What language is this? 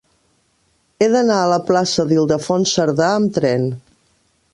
Catalan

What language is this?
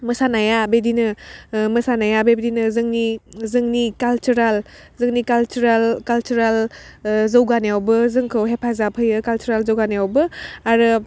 Bodo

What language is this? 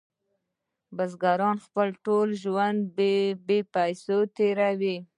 Pashto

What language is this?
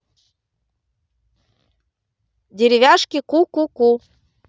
Russian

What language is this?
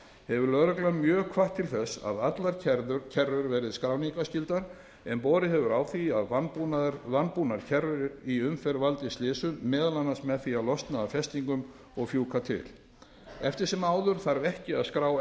Icelandic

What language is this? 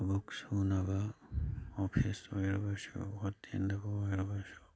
Manipuri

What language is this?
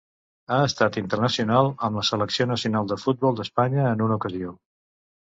Catalan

